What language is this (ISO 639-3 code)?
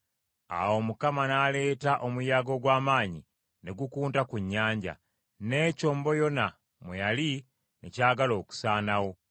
lug